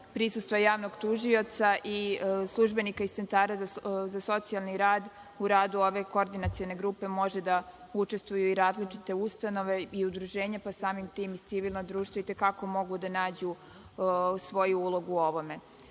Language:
Serbian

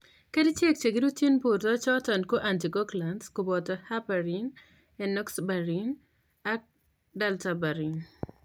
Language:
Kalenjin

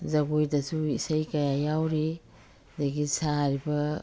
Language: Manipuri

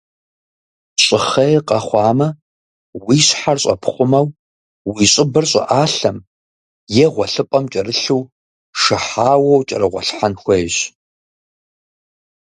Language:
Kabardian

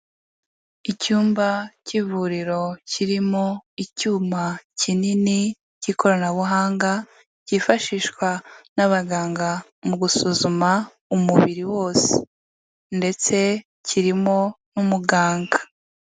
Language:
Kinyarwanda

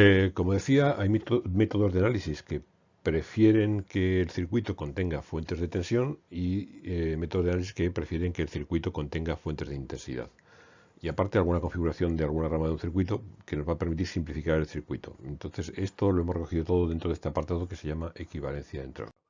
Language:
Spanish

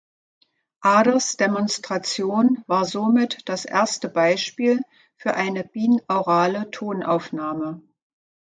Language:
German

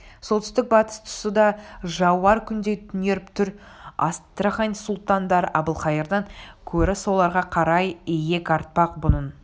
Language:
Kazakh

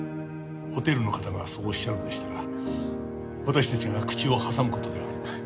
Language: Japanese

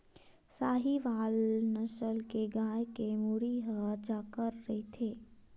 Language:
Chhattisgarhi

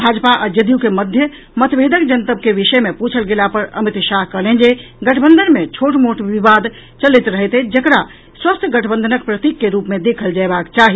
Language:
Maithili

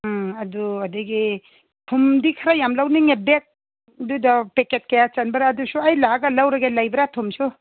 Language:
Manipuri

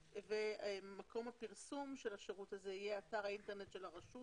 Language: Hebrew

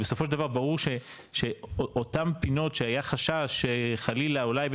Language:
Hebrew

